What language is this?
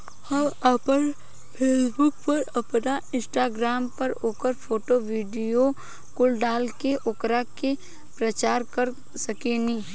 Bhojpuri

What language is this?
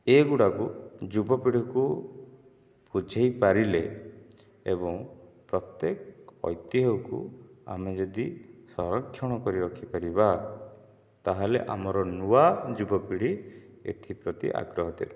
Odia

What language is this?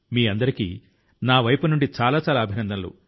Telugu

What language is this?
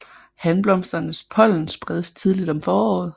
Danish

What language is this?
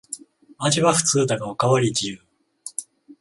Japanese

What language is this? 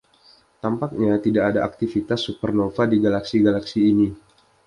Indonesian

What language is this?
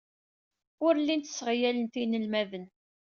Kabyle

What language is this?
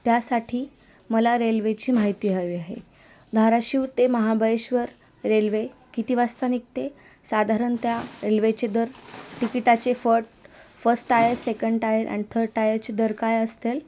Marathi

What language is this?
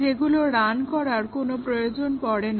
Bangla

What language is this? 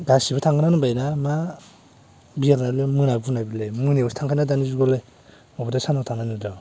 Bodo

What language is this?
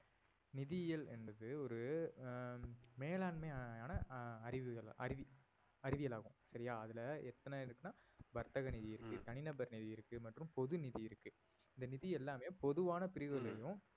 Tamil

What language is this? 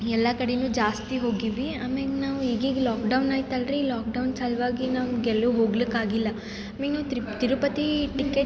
Kannada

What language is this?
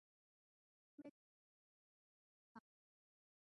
Urdu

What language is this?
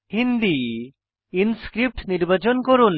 Bangla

